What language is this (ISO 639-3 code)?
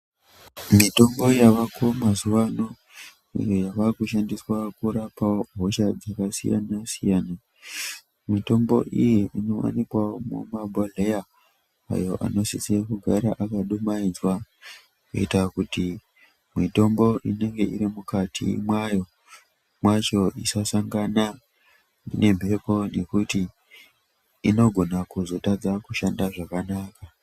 ndc